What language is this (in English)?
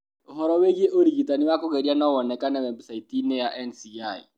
Kikuyu